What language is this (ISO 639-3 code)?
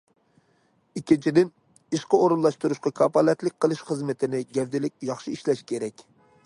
uig